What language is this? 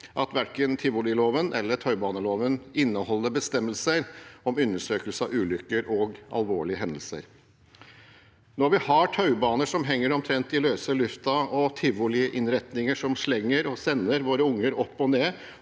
Norwegian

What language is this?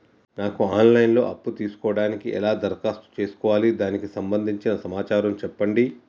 Telugu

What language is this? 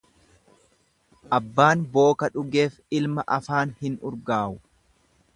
Oromo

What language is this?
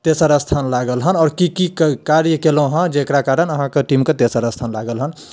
Maithili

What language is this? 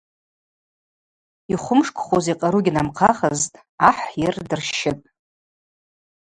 Abaza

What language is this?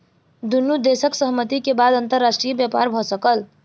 Maithili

